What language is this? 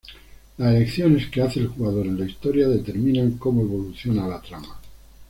Spanish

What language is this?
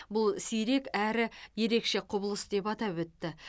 Kazakh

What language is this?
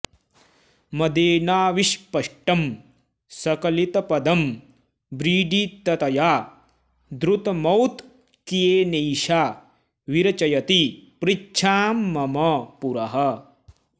Sanskrit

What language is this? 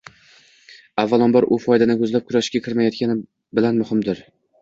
Uzbek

